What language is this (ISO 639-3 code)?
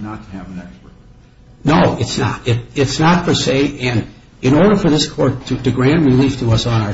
eng